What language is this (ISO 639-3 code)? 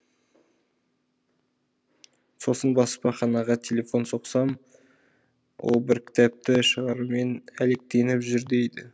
kaz